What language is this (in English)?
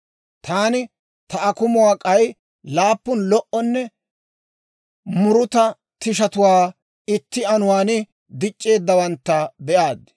Dawro